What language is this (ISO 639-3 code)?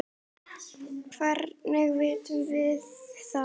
isl